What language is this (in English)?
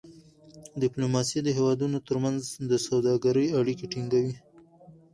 Pashto